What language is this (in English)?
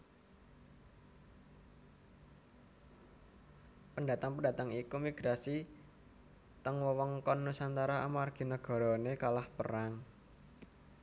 Javanese